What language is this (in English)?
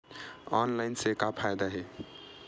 Chhattisgarhi